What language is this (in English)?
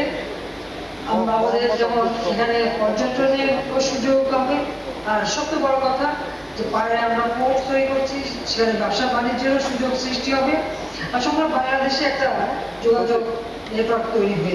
Bangla